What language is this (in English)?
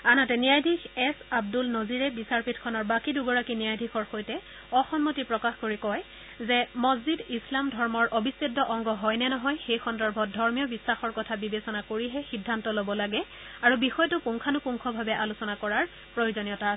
Assamese